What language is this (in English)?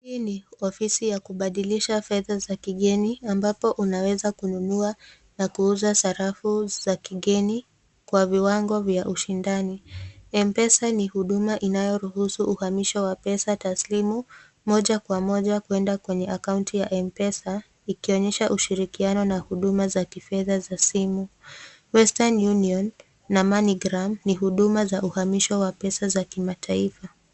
Swahili